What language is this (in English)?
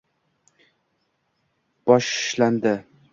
Uzbek